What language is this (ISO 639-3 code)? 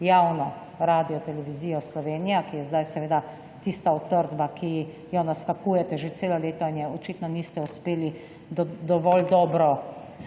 slv